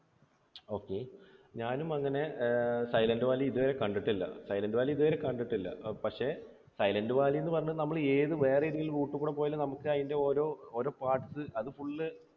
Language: Malayalam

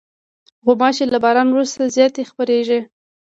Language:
Pashto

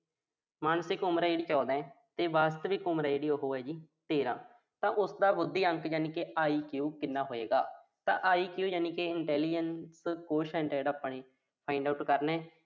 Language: Punjabi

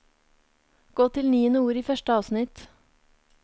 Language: Norwegian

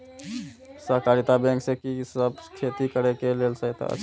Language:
Maithili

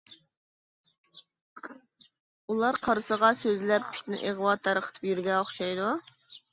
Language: Uyghur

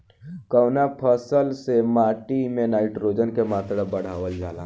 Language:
Bhojpuri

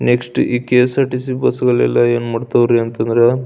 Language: Kannada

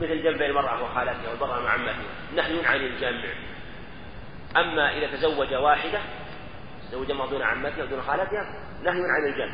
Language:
Arabic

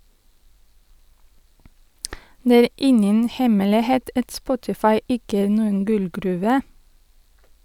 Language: Norwegian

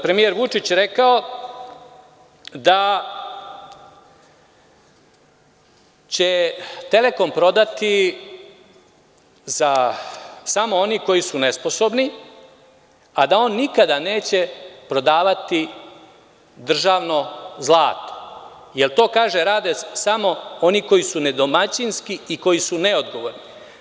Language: Serbian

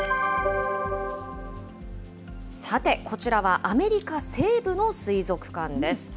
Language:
Japanese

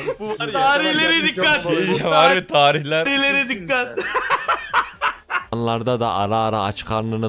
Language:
Turkish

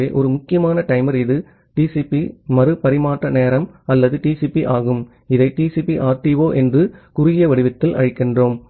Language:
Tamil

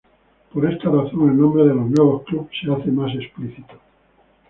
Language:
Spanish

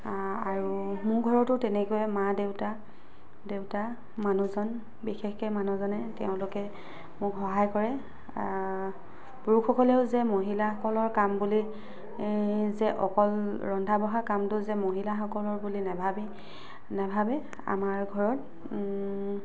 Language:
Assamese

